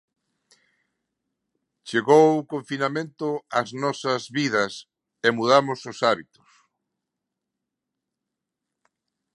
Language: Galician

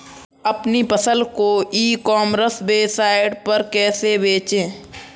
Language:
Hindi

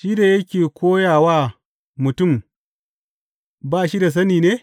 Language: Hausa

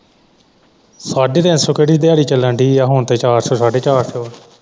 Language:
Punjabi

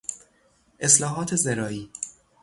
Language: Persian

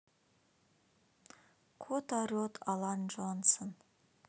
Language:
Russian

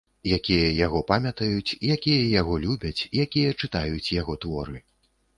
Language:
Belarusian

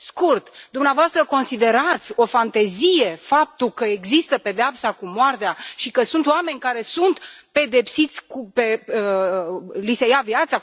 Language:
Romanian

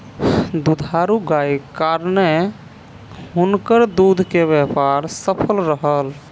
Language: Maithili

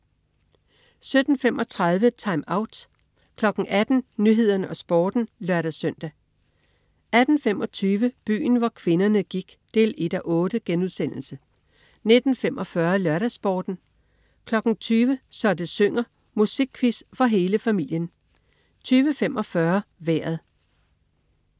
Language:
Danish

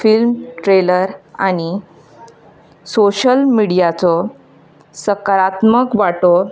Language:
Konkani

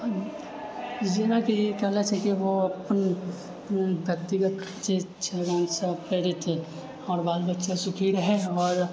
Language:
Maithili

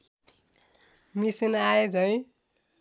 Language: Nepali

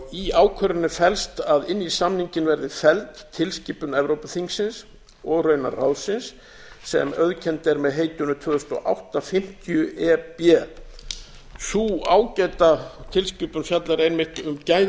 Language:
Icelandic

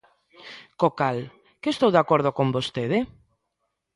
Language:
Galician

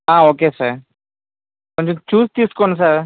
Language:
Telugu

